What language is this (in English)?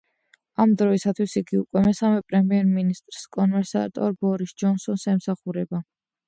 Georgian